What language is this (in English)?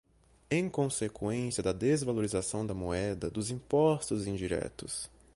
Portuguese